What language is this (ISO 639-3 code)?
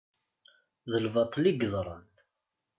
kab